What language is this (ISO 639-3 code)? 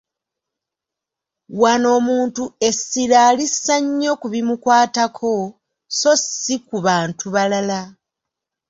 lug